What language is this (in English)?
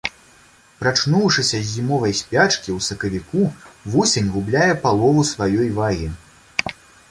Belarusian